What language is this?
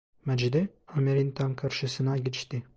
Turkish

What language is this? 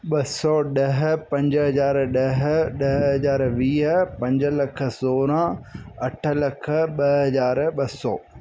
Sindhi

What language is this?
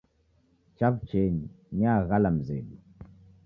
Taita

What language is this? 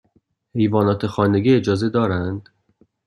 Persian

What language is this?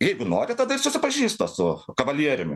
Lithuanian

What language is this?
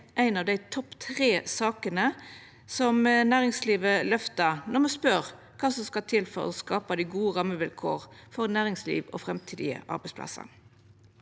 Norwegian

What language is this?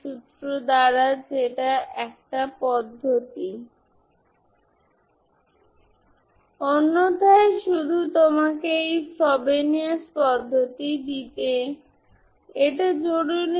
Bangla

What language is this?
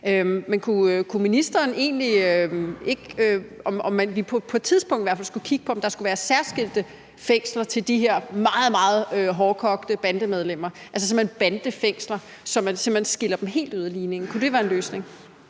Danish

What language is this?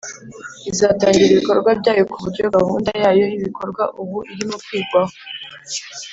Kinyarwanda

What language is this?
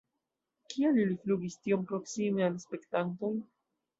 Esperanto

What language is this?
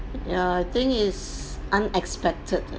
English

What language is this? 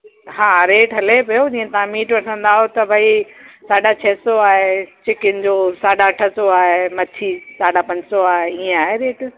Sindhi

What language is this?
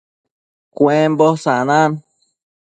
Matsés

